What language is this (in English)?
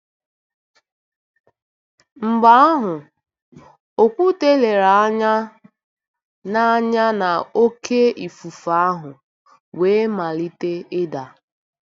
Igbo